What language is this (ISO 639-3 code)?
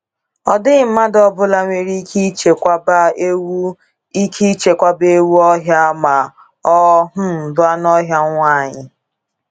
ibo